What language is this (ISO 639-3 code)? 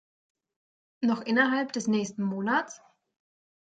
deu